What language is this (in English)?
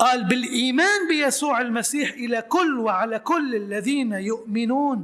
Arabic